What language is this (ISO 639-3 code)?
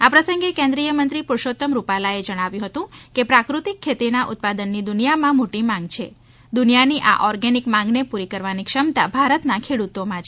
guj